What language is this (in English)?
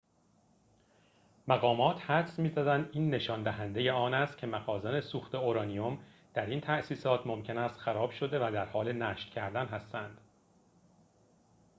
Persian